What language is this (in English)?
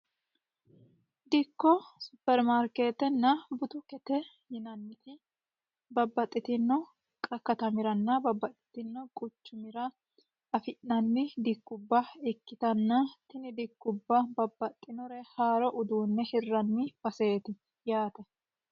Sidamo